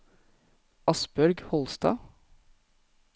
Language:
Norwegian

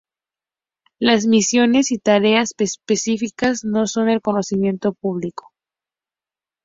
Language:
Spanish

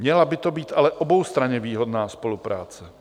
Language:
Czech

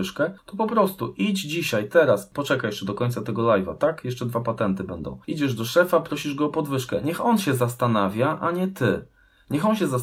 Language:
Polish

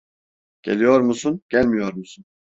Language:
Turkish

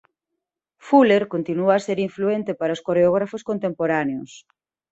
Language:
Galician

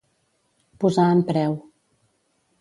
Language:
Catalan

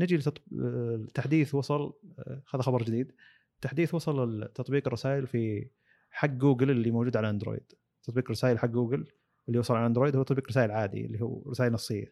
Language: Arabic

